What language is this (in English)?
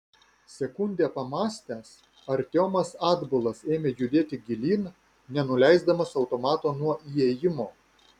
Lithuanian